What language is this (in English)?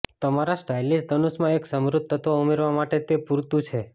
Gujarati